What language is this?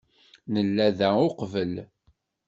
Kabyle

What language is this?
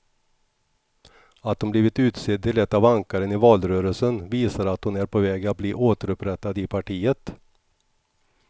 Swedish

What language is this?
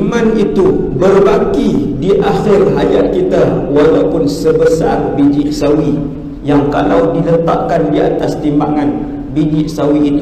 Malay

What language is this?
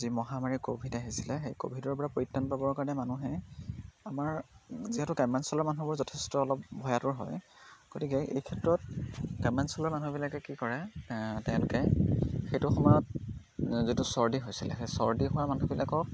Assamese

